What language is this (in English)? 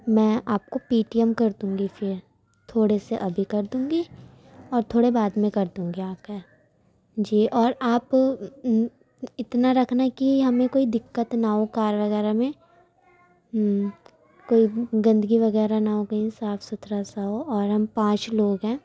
Urdu